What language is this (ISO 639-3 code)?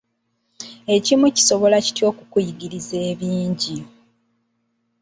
lug